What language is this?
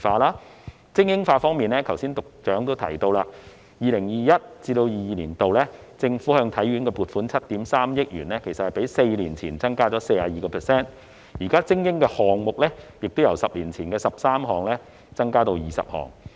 Cantonese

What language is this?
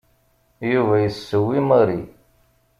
Kabyle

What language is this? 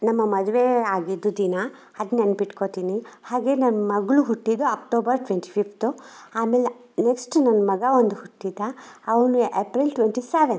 Kannada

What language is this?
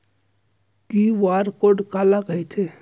Chhattisgarhi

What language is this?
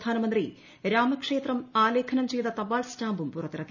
Malayalam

